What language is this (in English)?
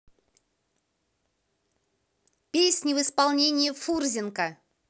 Russian